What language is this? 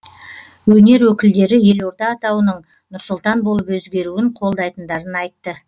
Kazakh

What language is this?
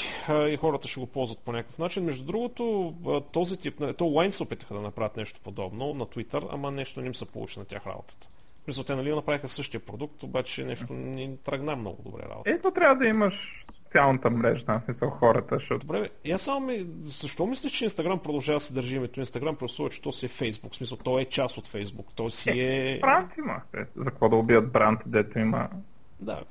Bulgarian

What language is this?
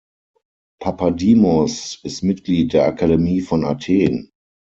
German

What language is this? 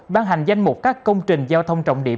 Vietnamese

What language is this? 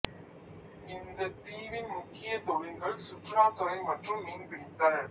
Tamil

